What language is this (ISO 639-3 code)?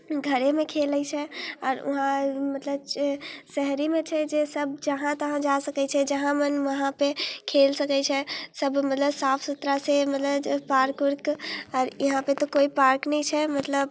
mai